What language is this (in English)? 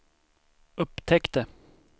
Swedish